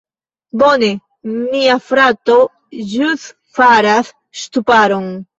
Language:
Esperanto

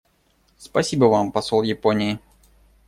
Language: Russian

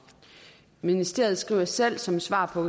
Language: Danish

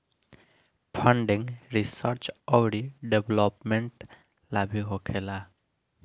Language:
Bhojpuri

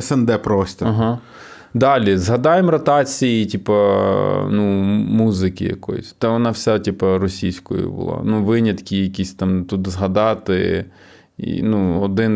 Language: Ukrainian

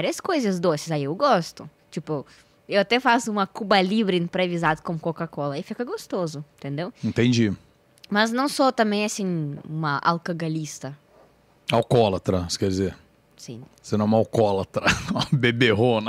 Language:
Portuguese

